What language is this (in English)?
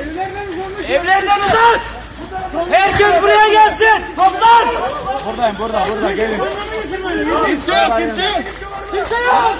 Turkish